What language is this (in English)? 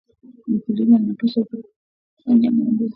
Swahili